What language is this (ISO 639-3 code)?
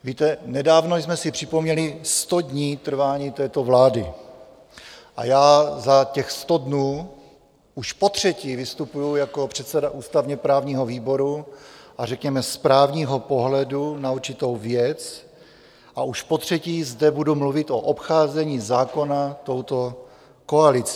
ces